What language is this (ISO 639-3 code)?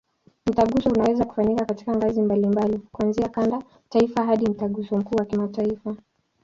swa